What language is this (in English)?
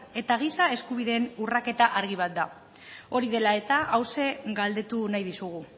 Basque